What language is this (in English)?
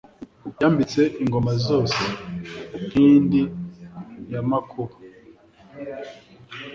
Kinyarwanda